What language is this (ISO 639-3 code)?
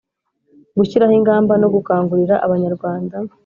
kin